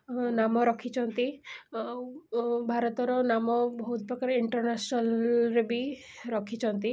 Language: Odia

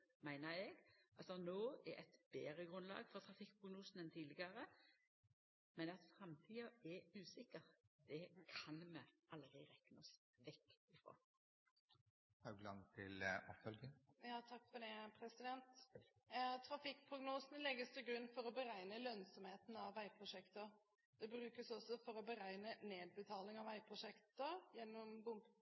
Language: Norwegian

